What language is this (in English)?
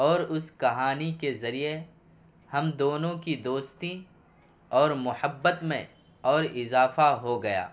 Urdu